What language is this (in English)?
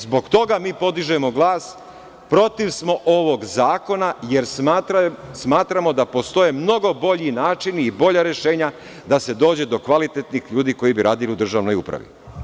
Serbian